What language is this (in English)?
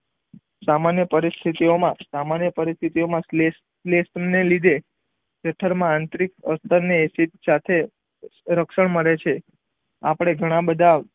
Gujarati